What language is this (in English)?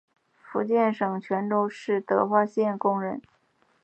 Chinese